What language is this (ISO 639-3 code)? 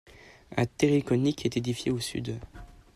fra